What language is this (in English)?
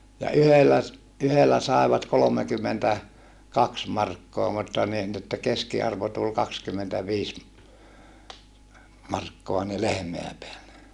Finnish